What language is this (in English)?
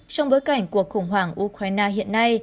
Vietnamese